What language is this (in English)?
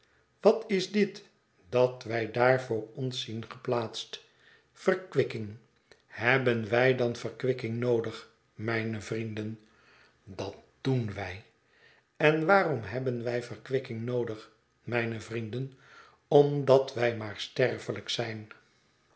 Dutch